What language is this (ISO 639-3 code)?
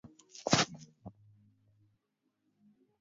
swa